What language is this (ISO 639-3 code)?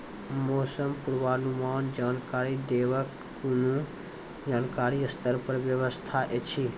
mai